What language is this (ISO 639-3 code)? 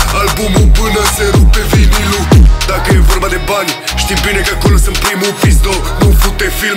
ron